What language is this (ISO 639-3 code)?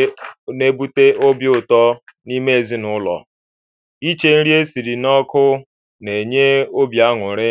ibo